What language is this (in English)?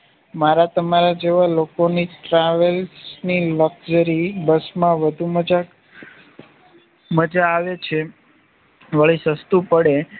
Gujarati